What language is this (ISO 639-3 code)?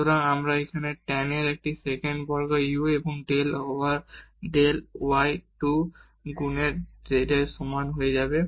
ben